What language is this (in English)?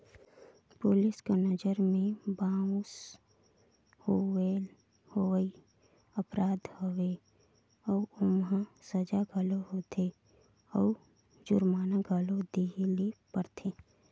Chhattisgarhi